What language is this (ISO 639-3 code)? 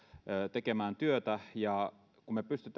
fin